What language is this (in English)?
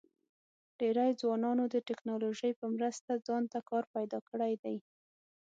Pashto